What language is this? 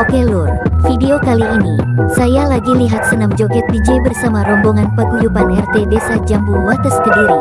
Indonesian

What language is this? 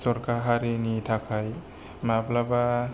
Bodo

